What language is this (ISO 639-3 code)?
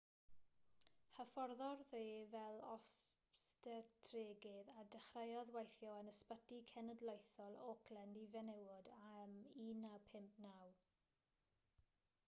cym